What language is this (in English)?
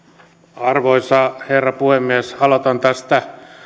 Finnish